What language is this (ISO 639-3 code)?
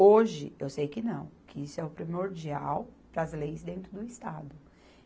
por